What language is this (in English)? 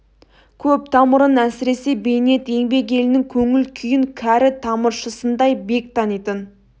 Kazakh